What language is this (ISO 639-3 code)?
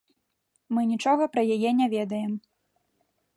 bel